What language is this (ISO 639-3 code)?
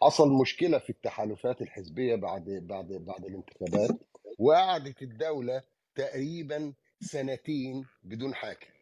ara